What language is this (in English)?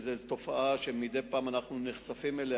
Hebrew